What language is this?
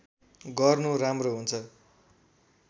Nepali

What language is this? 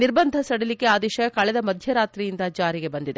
Kannada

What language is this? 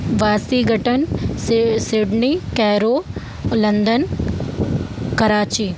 Hindi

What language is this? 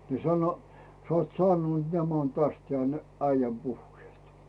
Finnish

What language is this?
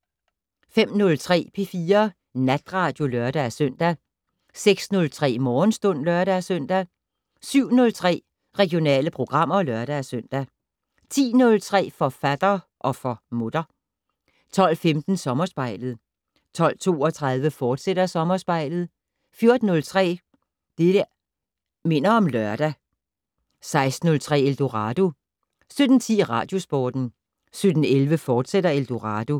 Danish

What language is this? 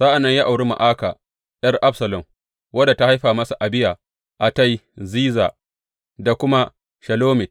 Hausa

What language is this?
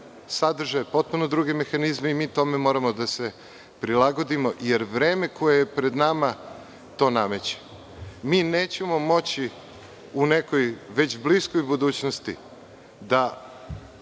Serbian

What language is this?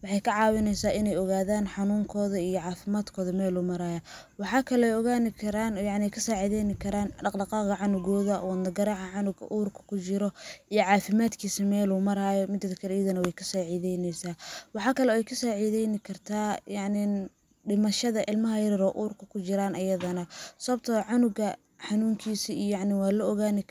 Somali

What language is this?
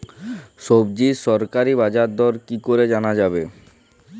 Bangla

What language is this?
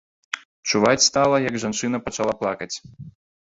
Belarusian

